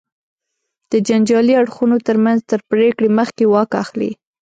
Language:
Pashto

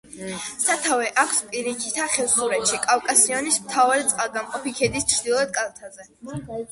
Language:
Georgian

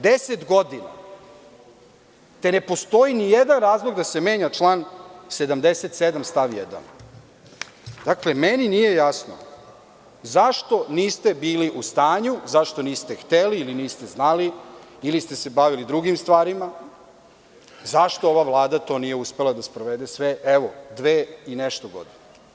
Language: Serbian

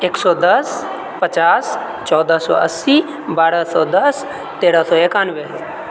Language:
Maithili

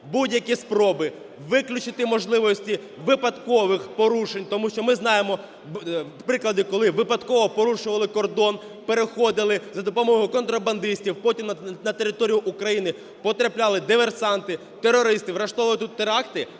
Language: Ukrainian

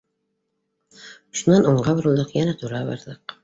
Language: Bashkir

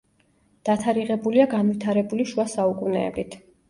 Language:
Georgian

